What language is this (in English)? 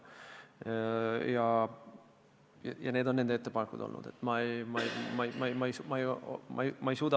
Estonian